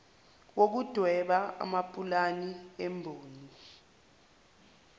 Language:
Zulu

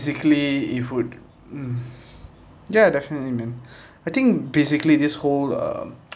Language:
English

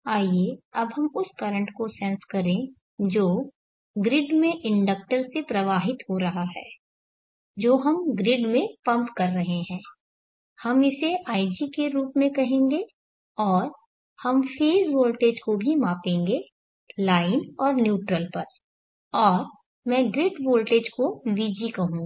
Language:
Hindi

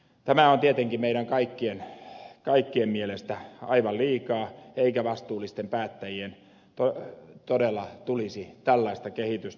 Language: Finnish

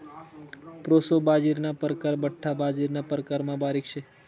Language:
Marathi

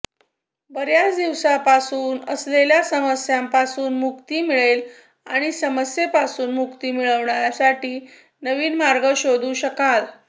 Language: Marathi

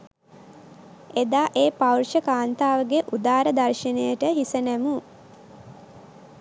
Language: Sinhala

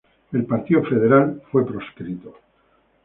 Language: Spanish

